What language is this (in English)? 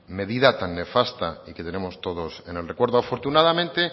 Spanish